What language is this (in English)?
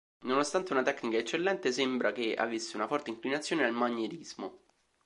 Italian